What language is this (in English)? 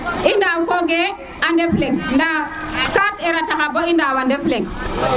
Serer